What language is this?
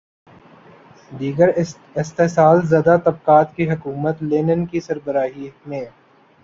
Urdu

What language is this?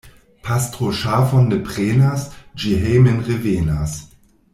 Esperanto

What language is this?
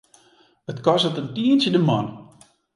Western Frisian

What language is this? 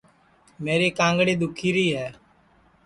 Sansi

